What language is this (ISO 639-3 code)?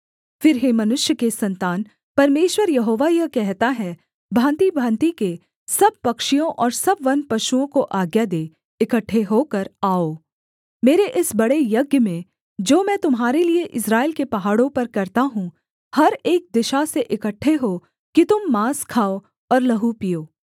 hin